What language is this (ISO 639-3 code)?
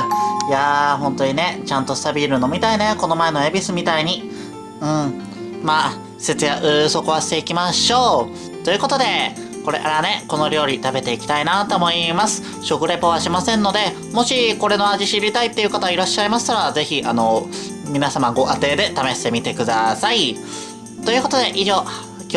jpn